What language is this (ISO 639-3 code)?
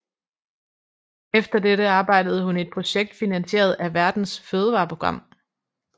dan